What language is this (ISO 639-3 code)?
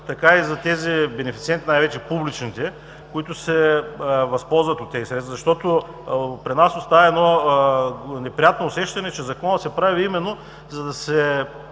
bul